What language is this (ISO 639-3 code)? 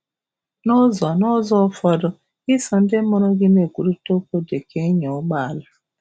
ibo